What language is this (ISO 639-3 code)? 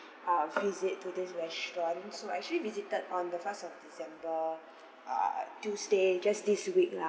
eng